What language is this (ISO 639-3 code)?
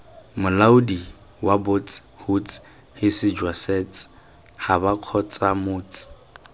tsn